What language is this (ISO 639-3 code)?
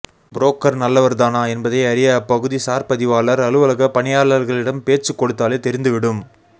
tam